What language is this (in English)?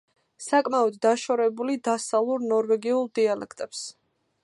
Georgian